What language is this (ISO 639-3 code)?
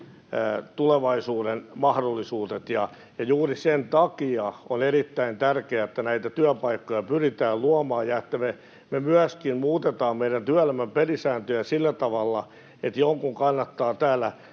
fin